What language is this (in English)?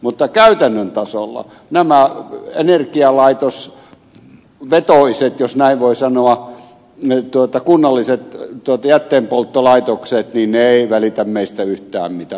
Finnish